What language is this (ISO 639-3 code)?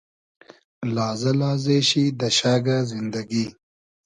haz